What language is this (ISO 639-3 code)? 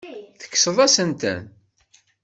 kab